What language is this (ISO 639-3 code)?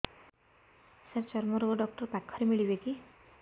ori